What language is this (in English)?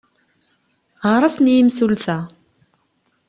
Kabyle